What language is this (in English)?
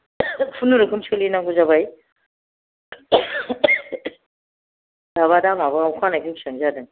Bodo